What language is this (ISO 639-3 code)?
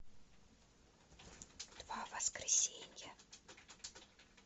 rus